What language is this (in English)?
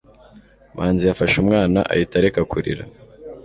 Kinyarwanda